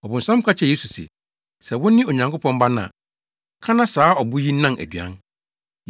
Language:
Akan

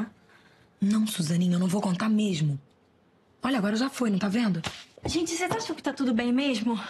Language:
Portuguese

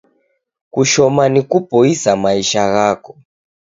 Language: Taita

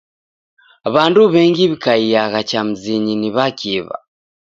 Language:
Taita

